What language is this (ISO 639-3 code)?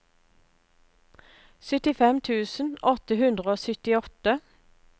nor